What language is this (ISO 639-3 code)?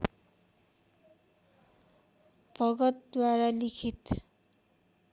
nep